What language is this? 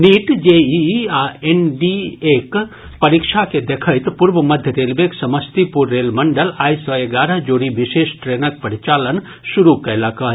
Maithili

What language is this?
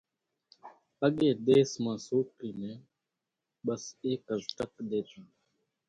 Kachi Koli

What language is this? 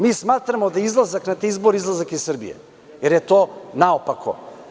Serbian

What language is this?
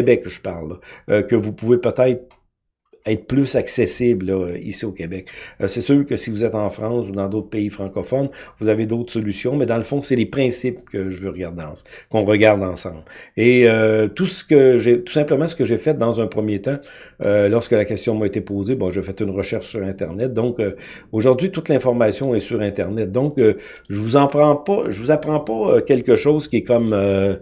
French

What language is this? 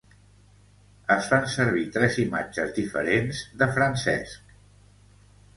Catalan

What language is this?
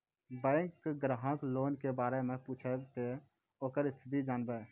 Maithili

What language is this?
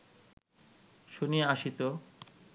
Bangla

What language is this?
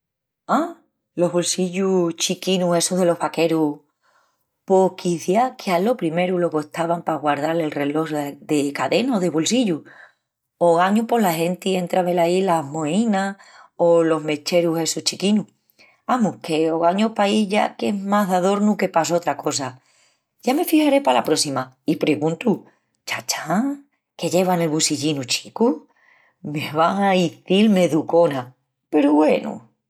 Extremaduran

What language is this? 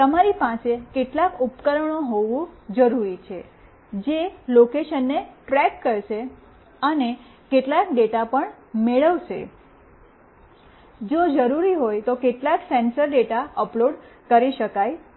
Gujarati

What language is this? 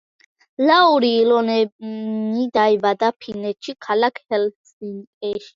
Georgian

